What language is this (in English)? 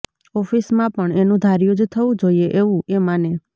Gujarati